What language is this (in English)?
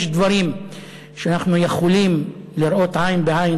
Hebrew